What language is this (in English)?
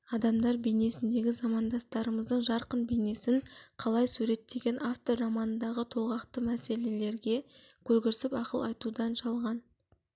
Kazakh